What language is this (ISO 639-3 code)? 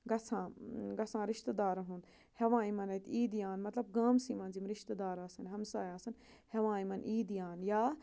kas